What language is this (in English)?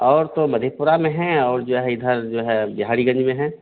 Hindi